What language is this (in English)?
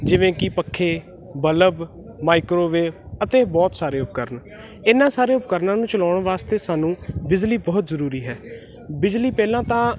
Punjabi